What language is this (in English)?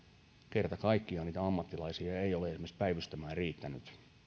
Finnish